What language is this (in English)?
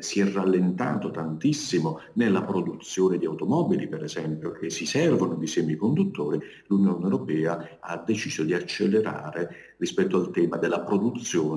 Italian